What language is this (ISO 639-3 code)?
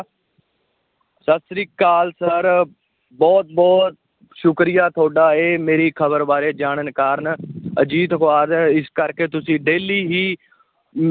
pan